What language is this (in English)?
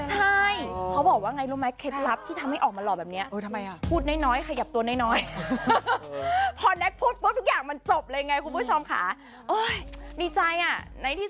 Thai